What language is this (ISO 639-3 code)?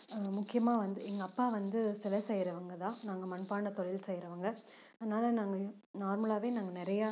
tam